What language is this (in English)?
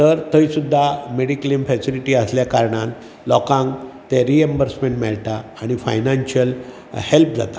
Konkani